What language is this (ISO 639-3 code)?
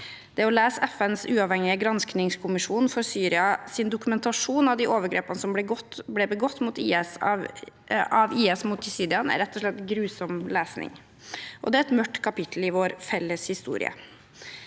nor